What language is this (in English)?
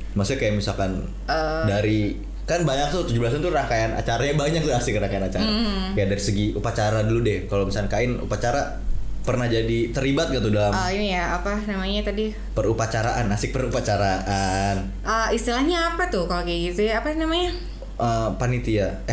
Indonesian